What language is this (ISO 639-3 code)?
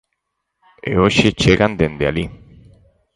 glg